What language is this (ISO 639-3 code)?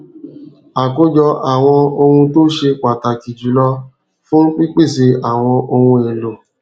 yor